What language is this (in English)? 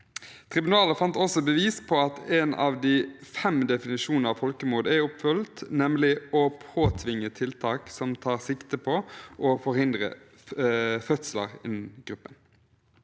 Norwegian